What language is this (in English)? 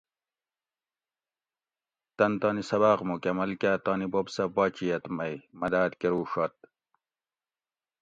Gawri